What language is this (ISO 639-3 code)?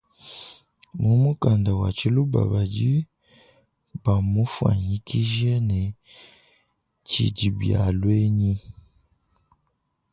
lua